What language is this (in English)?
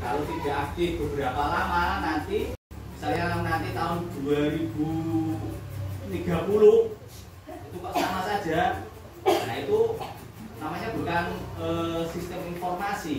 Indonesian